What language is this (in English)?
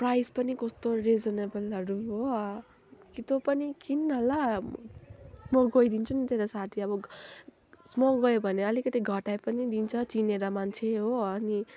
Nepali